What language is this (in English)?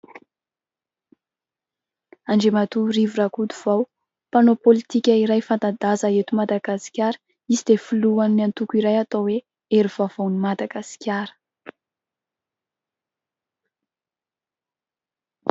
Malagasy